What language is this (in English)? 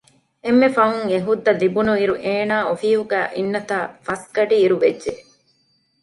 Divehi